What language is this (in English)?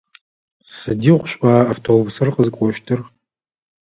Adyghe